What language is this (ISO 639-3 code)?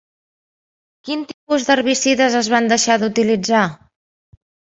cat